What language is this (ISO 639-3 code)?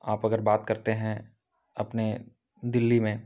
hin